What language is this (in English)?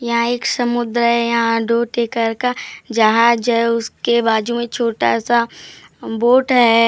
Hindi